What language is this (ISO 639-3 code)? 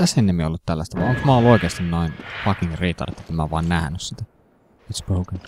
fin